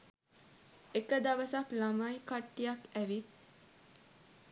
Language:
Sinhala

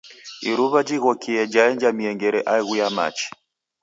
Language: Taita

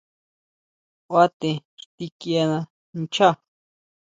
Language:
Huautla Mazatec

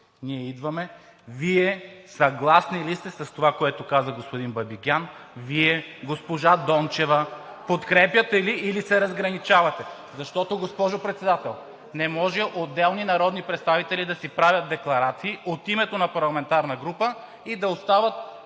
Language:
Bulgarian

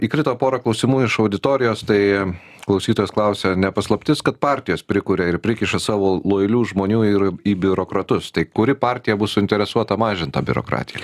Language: Lithuanian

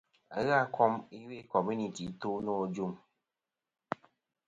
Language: Kom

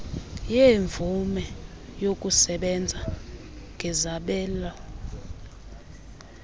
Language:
Xhosa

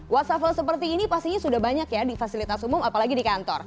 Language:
Indonesian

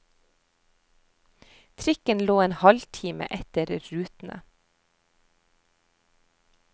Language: Norwegian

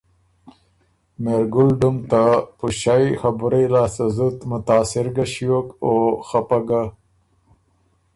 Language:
Ormuri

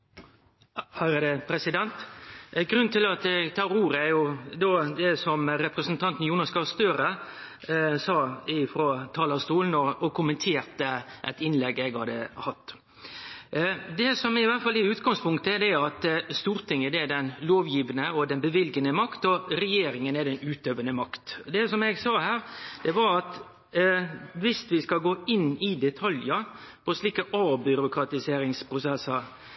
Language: Norwegian Nynorsk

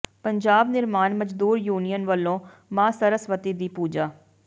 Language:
Punjabi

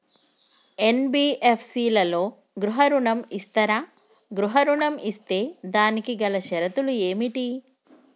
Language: Telugu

